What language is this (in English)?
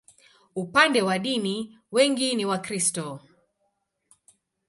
Swahili